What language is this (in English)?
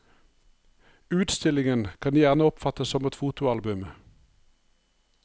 Norwegian